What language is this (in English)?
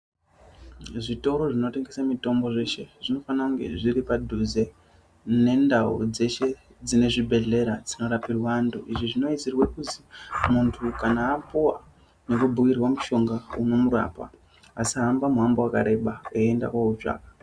Ndau